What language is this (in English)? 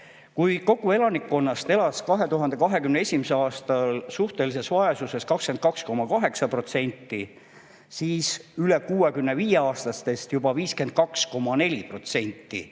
Estonian